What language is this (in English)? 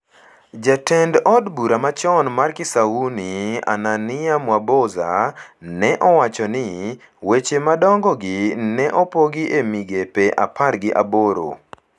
Luo (Kenya and Tanzania)